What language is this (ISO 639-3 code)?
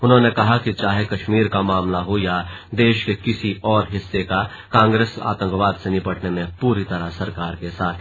hin